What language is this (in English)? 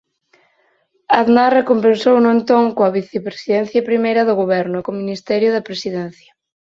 Galician